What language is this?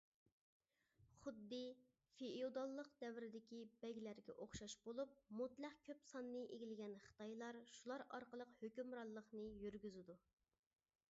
Uyghur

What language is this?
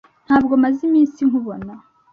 Kinyarwanda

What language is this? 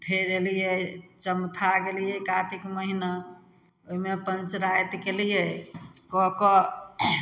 Maithili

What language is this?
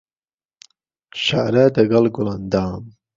Central Kurdish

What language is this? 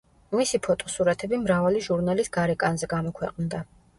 Georgian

